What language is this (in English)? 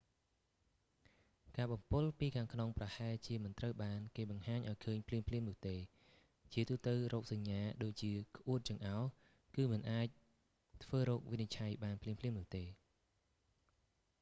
Khmer